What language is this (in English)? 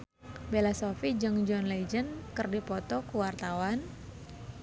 Sundanese